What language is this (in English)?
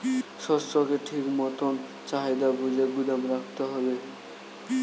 Bangla